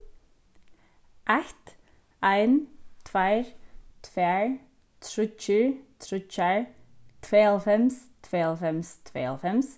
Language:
Faroese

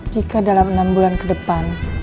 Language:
Indonesian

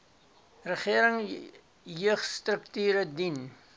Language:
Afrikaans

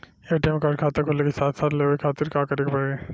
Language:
Bhojpuri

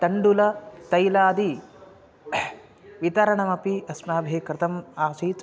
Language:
Sanskrit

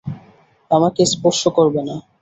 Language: Bangla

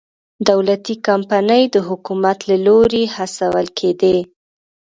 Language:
Pashto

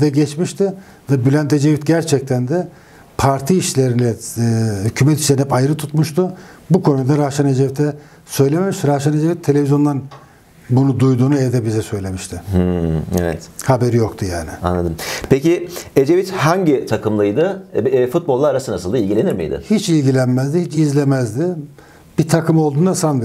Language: Turkish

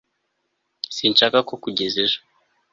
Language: Kinyarwanda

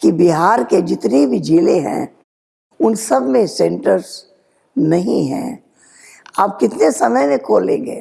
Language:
Hindi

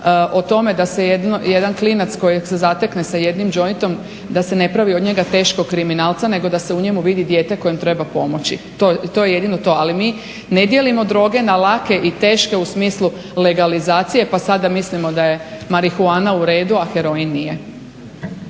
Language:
Croatian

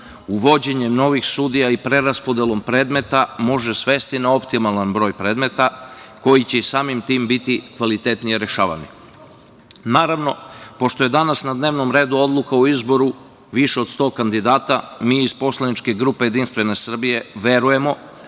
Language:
Serbian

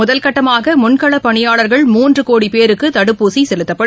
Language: Tamil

